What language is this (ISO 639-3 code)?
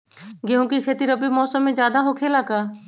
mag